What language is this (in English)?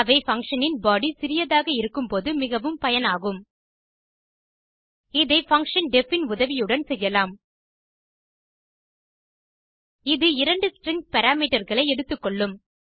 Tamil